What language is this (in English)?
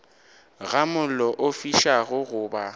Northern Sotho